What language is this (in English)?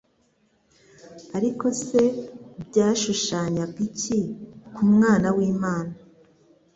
Kinyarwanda